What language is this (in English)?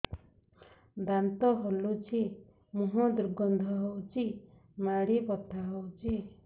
Odia